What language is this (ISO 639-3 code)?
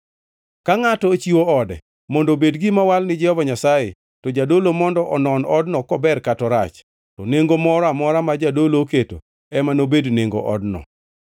luo